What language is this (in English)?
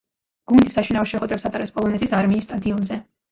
Georgian